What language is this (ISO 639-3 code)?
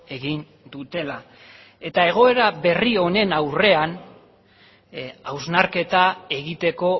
eus